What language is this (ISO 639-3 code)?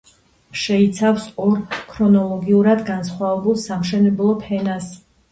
kat